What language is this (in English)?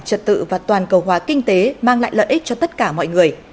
Vietnamese